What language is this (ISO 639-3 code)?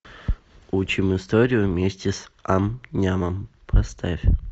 rus